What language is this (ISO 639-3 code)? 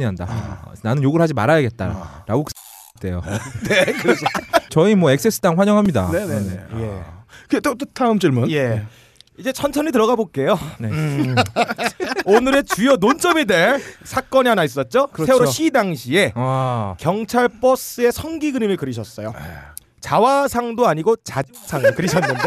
kor